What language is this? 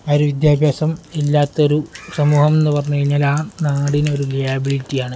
Malayalam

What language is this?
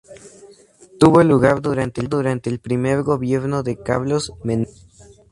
Spanish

